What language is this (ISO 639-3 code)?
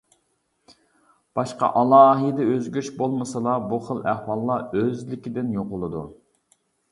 uig